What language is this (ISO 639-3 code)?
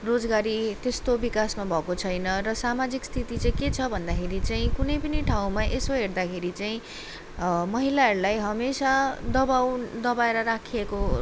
nep